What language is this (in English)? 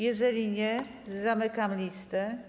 Polish